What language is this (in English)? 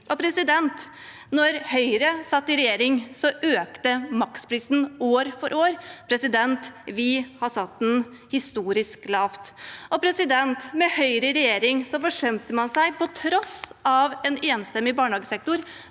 Norwegian